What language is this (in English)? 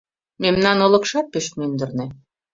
Mari